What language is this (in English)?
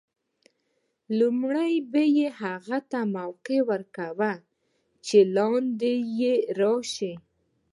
Pashto